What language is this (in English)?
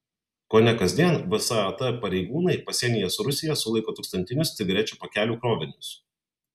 Lithuanian